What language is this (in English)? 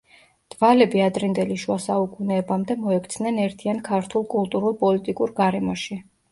Georgian